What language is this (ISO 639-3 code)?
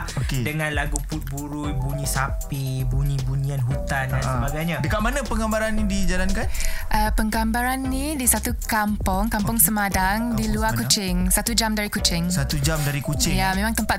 msa